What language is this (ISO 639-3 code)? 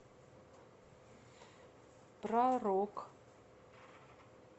rus